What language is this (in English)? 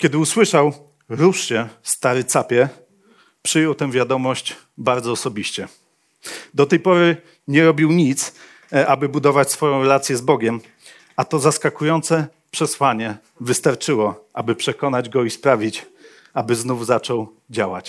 Polish